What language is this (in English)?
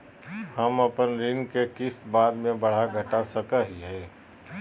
Magahi